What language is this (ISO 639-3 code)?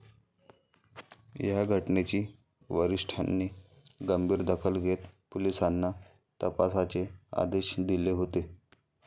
mar